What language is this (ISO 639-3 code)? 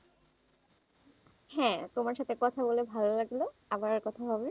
ben